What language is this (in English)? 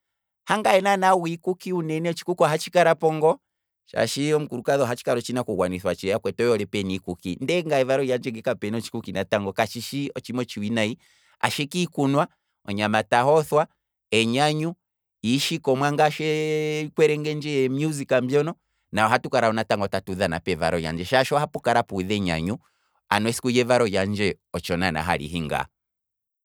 Kwambi